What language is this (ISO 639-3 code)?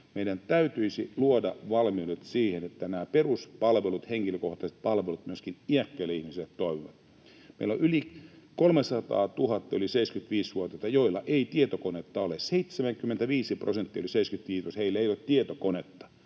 fin